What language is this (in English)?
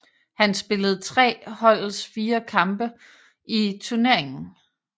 Danish